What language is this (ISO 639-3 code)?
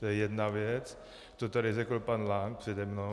ces